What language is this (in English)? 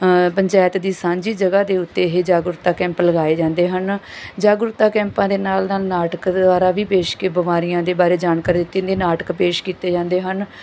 Punjabi